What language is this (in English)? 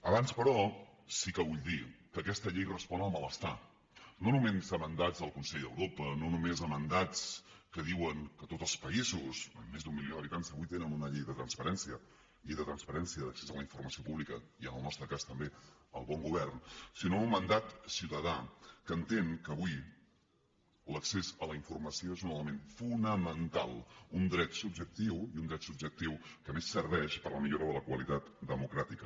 Catalan